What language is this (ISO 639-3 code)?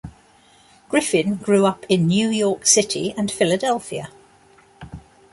eng